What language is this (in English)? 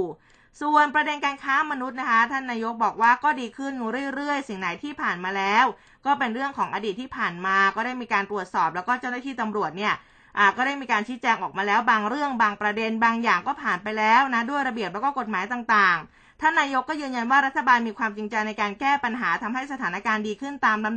Thai